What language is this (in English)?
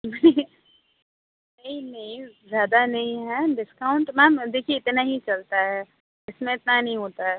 Urdu